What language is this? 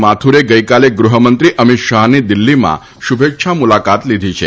Gujarati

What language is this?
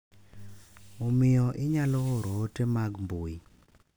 Luo (Kenya and Tanzania)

